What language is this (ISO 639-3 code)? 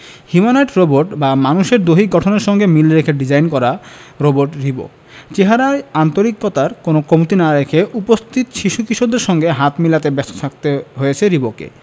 ben